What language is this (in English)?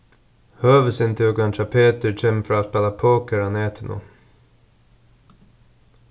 Faroese